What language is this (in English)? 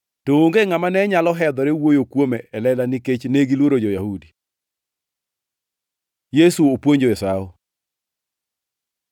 Luo (Kenya and Tanzania)